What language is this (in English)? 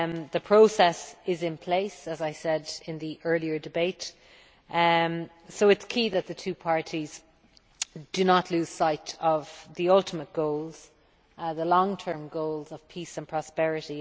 English